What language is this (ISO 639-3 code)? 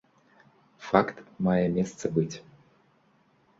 bel